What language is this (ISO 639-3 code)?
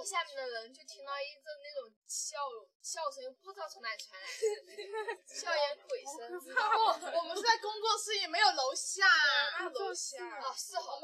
zho